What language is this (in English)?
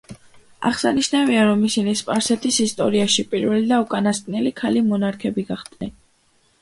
Georgian